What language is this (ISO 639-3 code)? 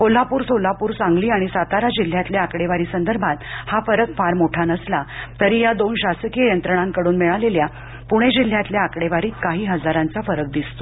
mar